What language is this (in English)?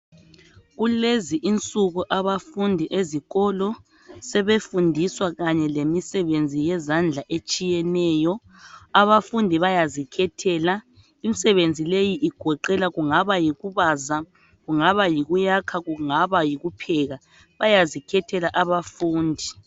North Ndebele